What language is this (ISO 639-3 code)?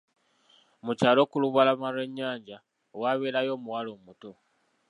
lug